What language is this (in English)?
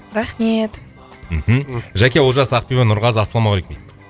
Kazakh